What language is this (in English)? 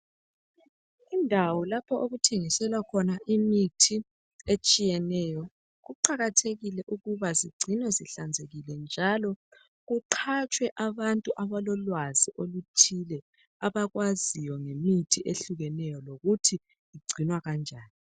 North Ndebele